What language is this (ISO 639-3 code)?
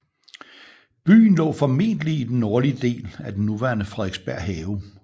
dan